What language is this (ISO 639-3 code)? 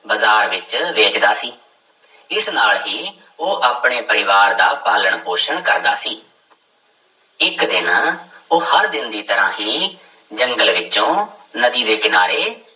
pan